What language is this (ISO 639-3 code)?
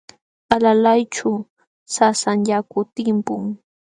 qxw